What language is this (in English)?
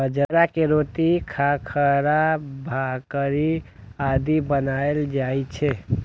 Maithili